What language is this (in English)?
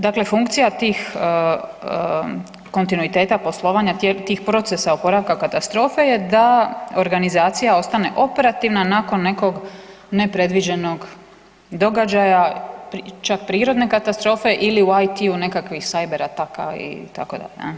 Croatian